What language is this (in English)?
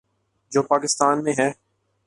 Urdu